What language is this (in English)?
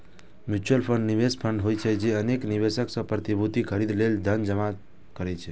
Maithili